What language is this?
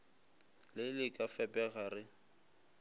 Northern Sotho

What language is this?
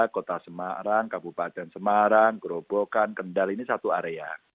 Indonesian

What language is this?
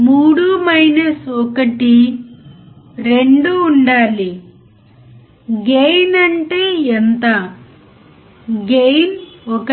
Telugu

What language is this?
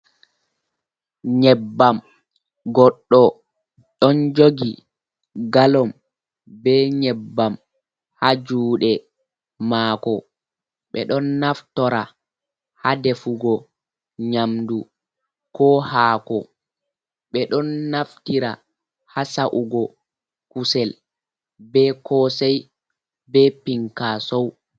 Fula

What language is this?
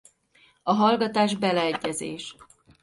Hungarian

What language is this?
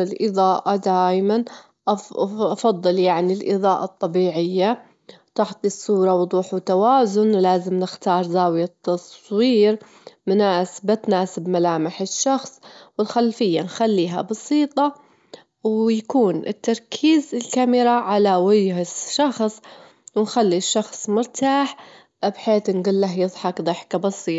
Gulf Arabic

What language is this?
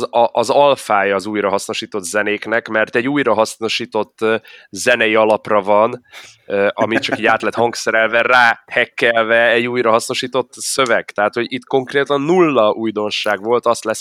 Hungarian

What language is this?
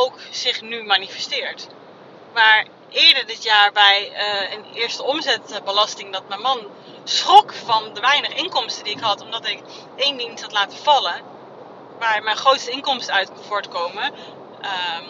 Dutch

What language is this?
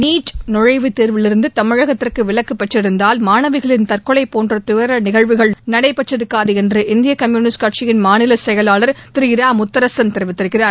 Tamil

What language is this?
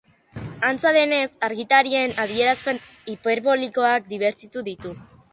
Basque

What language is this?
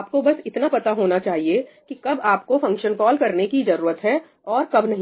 Hindi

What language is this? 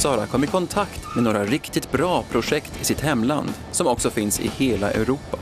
Swedish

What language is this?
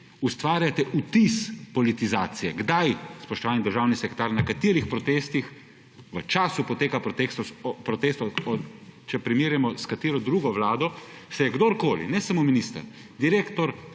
Slovenian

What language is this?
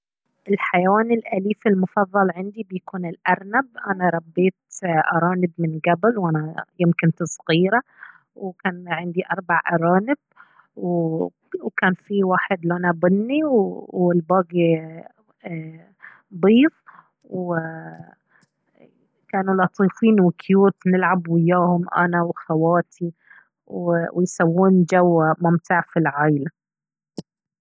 Baharna Arabic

